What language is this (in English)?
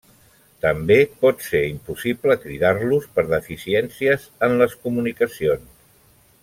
Catalan